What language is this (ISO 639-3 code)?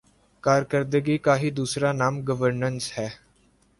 urd